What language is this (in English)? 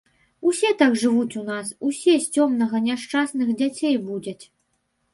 Belarusian